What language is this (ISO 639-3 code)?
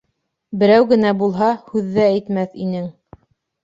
bak